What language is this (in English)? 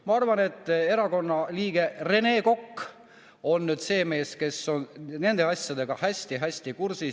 Estonian